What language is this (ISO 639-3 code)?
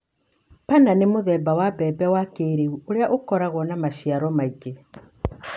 kik